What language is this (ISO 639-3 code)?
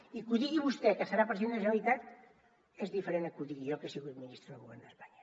cat